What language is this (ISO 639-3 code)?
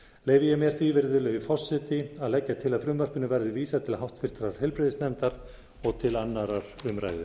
isl